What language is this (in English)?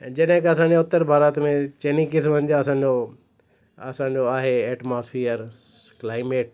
Sindhi